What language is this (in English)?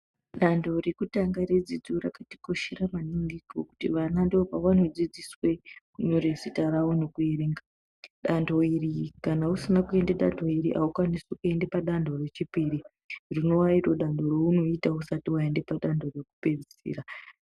Ndau